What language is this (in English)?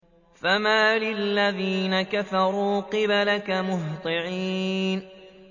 Arabic